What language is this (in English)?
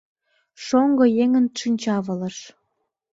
Mari